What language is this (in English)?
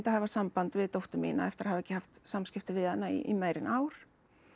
Icelandic